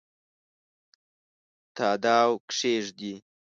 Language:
Pashto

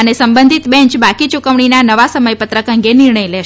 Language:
Gujarati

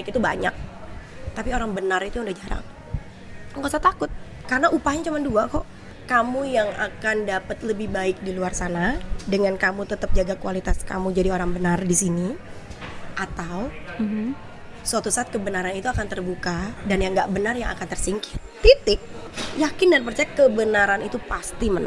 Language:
Indonesian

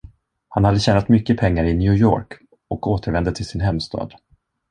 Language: Swedish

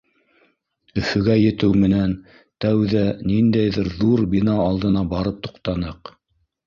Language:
Bashkir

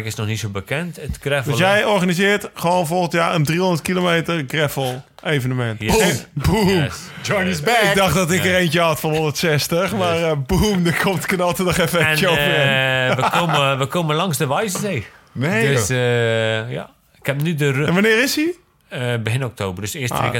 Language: Dutch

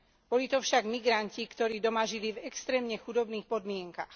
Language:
Slovak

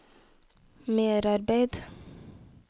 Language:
Norwegian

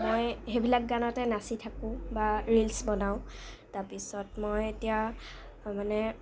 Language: Assamese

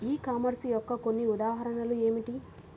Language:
Telugu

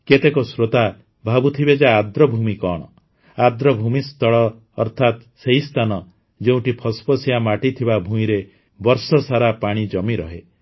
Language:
Odia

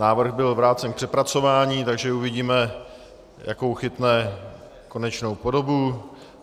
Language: Czech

